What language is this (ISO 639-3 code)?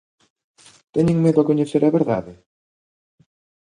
glg